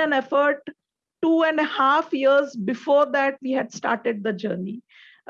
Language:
English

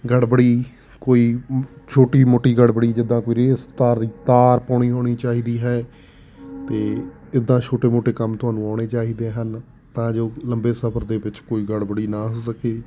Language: Punjabi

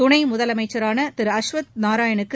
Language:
Tamil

